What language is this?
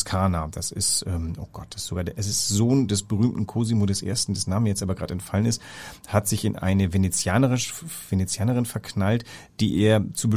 German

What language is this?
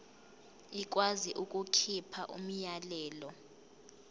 Zulu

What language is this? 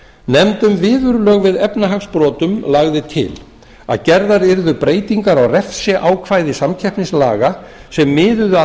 Icelandic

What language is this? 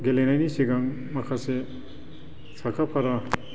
Bodo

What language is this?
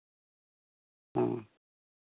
Santali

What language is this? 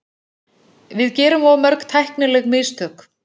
Icelandic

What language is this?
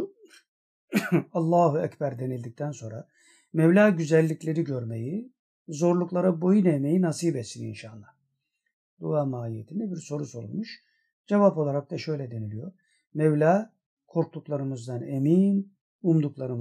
Turkish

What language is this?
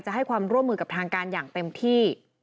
Thai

